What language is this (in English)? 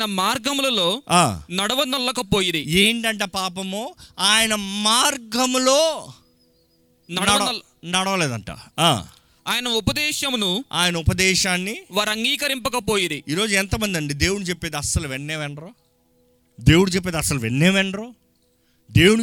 Telugu